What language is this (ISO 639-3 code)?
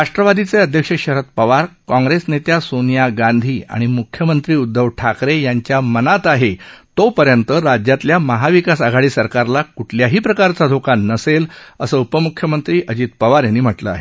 mar